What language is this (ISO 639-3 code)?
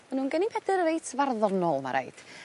cym